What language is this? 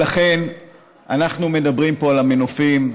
Hebrew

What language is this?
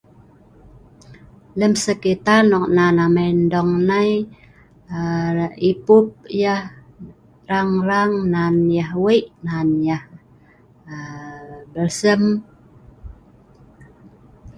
Sa'ban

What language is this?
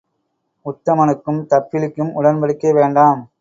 Tamil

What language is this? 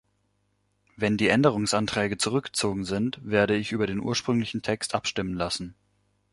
German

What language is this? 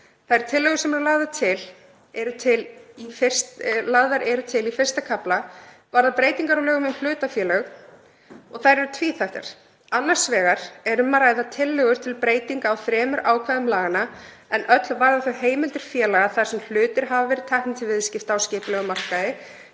Icelandic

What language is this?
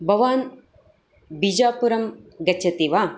Sanskrit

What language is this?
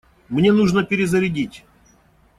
Russian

